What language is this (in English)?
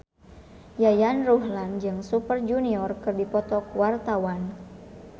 Sundanese